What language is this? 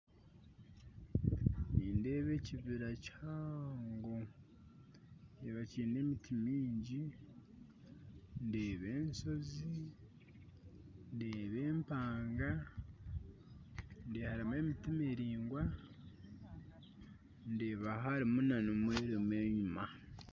Nyankole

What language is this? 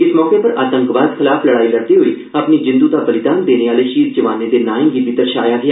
Dogri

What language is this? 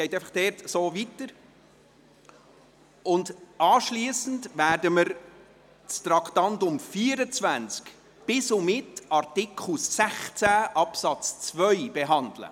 Swiss German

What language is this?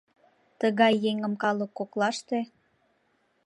Mari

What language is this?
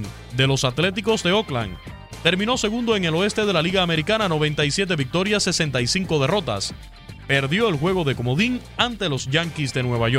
Spanish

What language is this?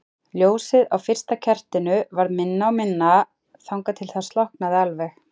Icelandic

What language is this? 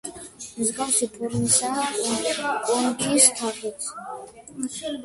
Georgian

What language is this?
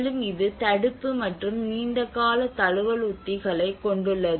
Tamil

